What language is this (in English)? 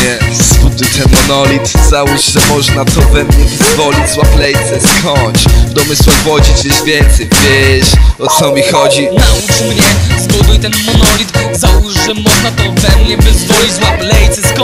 Polish